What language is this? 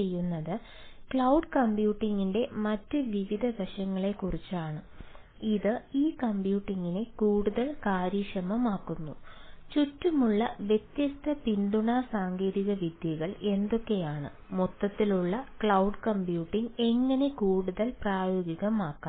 Malayalam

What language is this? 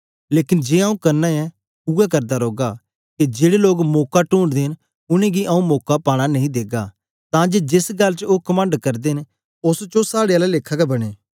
Dogri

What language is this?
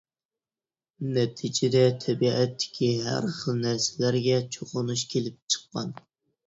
Uyghur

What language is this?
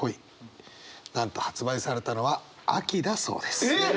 Japanese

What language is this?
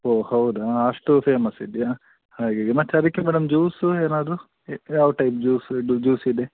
Kannada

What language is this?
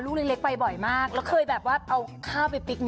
Thai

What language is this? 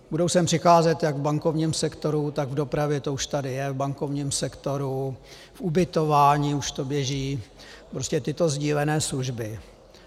Czech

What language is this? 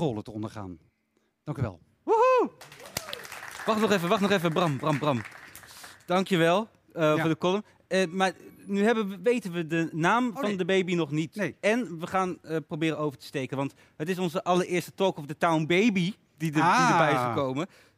Dutch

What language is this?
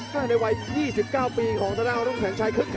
Thai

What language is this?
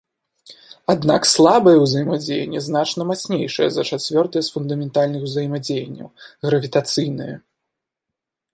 Belarusian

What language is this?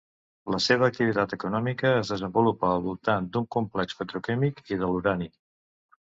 Catalan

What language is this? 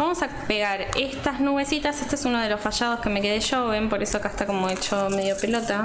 Spanish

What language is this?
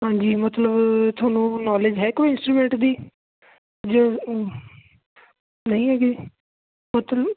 Punjabi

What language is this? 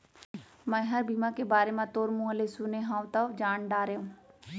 Chhattisgarhi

